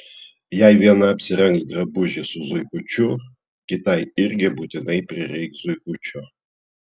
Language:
Lithuanian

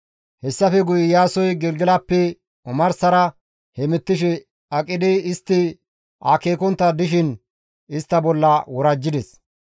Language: Gamo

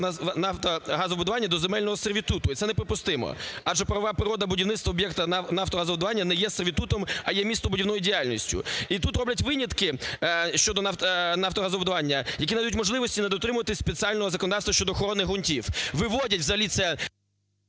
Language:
Ukrainian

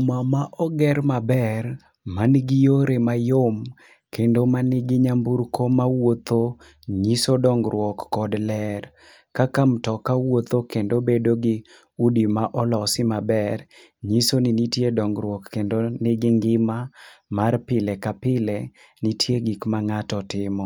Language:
Luo (Kenya and Tanzania)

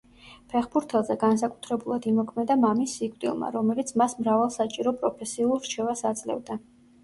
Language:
Georgian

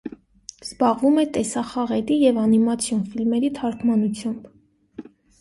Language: Armenian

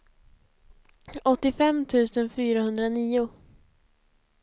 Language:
Swedish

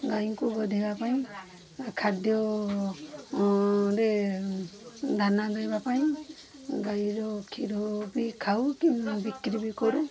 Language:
Odia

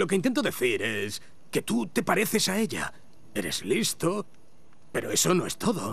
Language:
Spanish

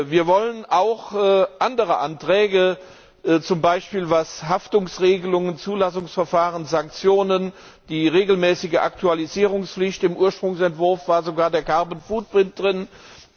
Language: German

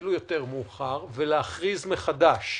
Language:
Hebrew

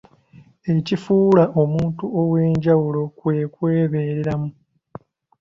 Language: Ganda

